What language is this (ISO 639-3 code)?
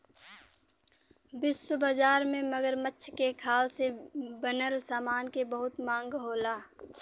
bho